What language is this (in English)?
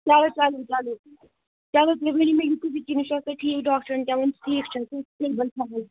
Kashmiri